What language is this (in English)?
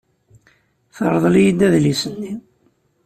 Kabyle